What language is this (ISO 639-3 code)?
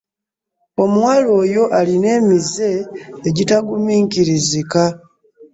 lug